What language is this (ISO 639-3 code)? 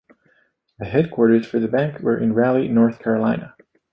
eng